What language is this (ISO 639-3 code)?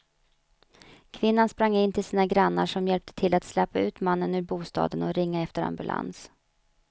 swe